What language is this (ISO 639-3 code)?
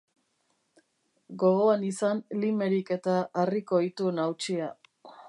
eus